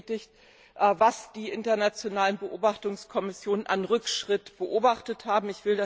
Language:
German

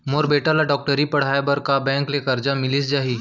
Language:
Chhattisgarhi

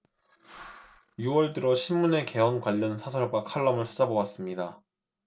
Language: Korean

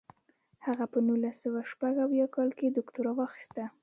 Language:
Pashto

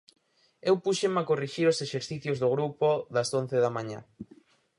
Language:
Galician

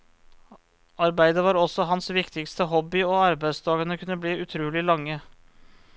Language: Norwegian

